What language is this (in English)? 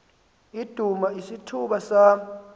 Xhosa